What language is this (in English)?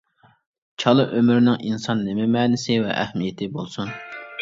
Uyghur